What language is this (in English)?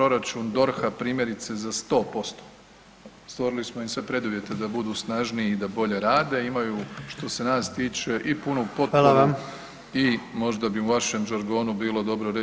Croatian